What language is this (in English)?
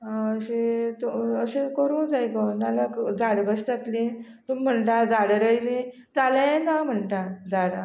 Konkani